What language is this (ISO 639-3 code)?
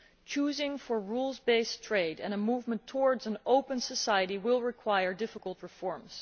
eng